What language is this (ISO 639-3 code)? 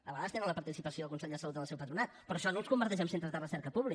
cat